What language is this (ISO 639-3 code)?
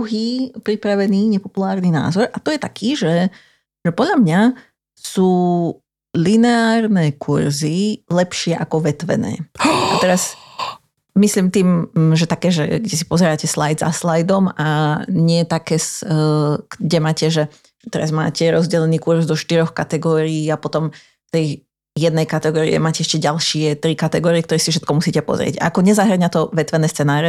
slk